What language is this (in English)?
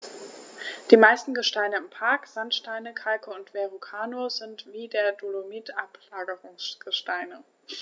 German